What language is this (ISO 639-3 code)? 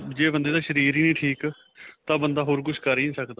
pan